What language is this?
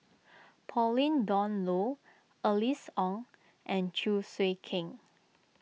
English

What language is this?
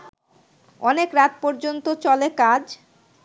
Bangla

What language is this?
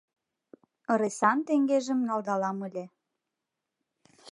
Mari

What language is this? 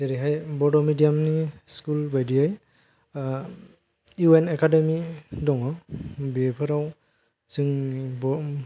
Bodo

